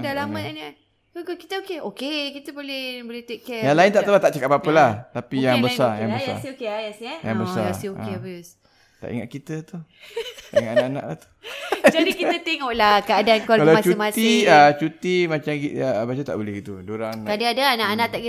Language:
Malay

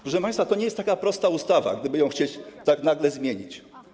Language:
Polish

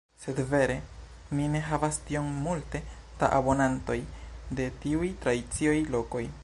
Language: Esperanto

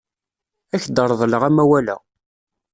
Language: Kabyle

